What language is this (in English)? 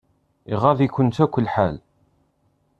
Kabyle